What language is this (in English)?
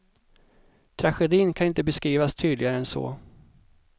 Swedish